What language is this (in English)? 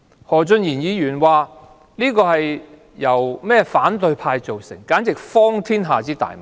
Cantonese